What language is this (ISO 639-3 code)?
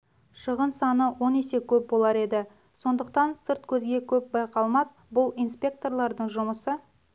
kaz